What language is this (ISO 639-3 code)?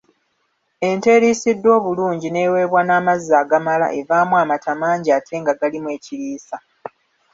lug